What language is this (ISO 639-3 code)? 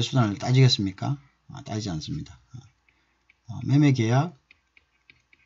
kor